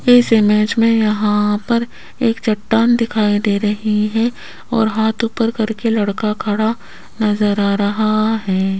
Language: Hindi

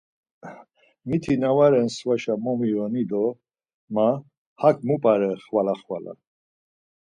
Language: Laz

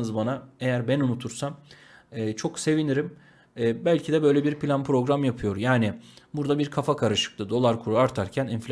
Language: Turkish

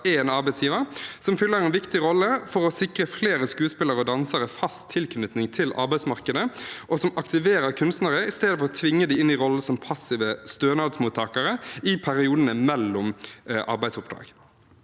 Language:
Norwegian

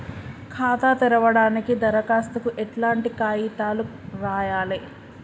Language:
Telugu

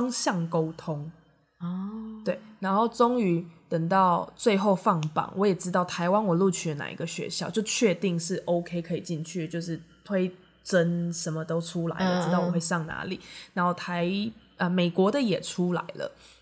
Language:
Chinese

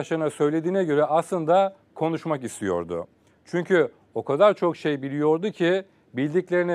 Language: Turkish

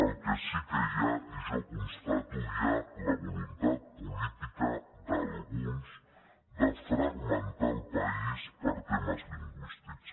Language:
Catalan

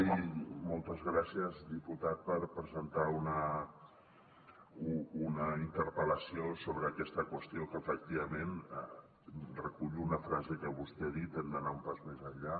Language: Catalan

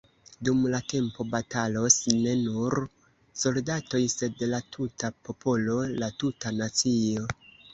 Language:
Esperanto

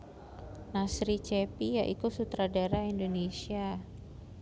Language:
Javanese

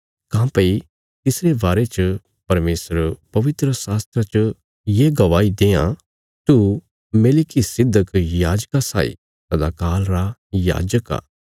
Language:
Bilaspuri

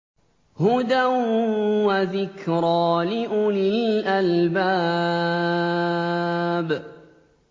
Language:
Arabic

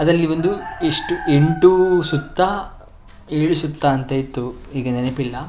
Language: Kannada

